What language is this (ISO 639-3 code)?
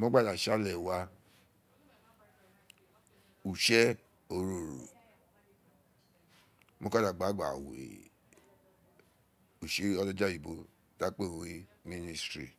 its